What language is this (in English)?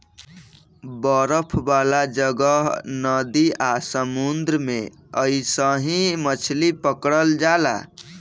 Bhojpuri